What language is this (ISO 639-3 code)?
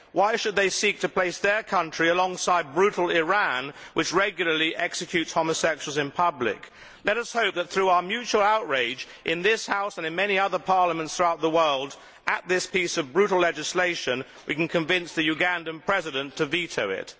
eng